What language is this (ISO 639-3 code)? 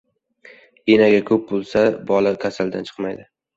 uzb